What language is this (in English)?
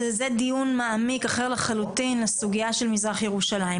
Hebrew